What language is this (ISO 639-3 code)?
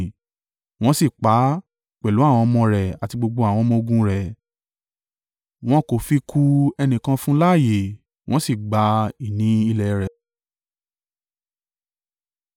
yor